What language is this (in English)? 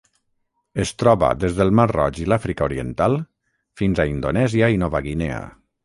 Catalan